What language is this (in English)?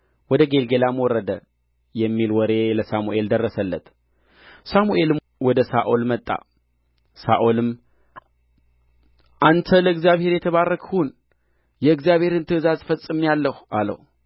Amharic